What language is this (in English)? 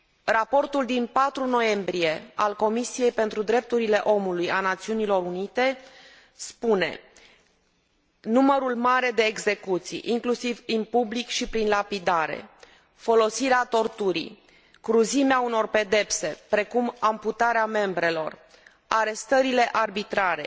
Romanian